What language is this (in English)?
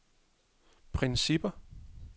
Danish